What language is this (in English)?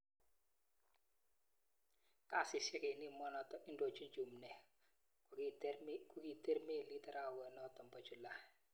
Kalenjin